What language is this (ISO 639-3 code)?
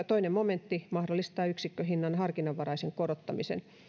fin